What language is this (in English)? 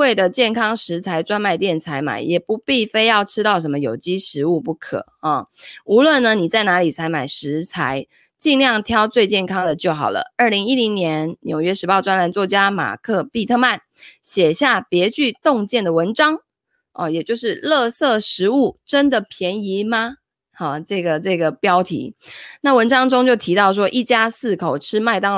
Chinese